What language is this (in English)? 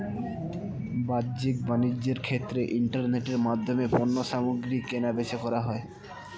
Bangla